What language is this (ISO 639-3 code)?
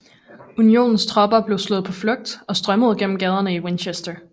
dan